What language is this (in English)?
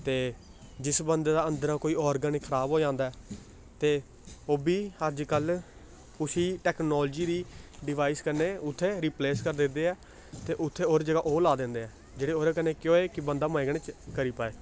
Dogri